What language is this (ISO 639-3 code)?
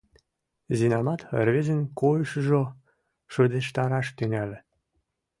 chm